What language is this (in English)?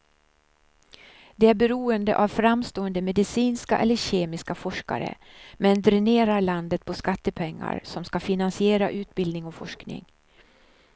Swedish